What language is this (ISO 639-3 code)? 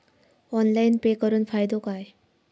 mar